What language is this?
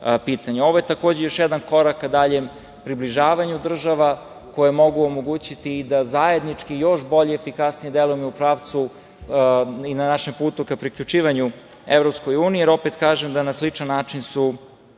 Serbian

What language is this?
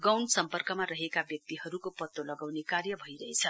Nepali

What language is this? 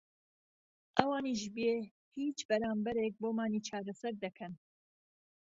Central Kurdish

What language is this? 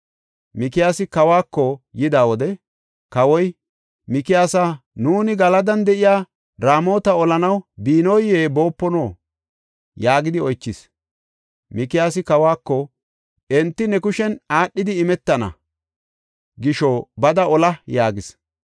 Gofa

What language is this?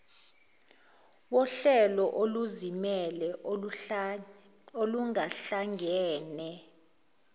Zulu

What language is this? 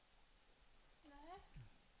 Swedish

